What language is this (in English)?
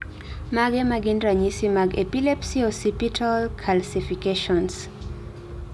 Luo (Kenya and Tanzania)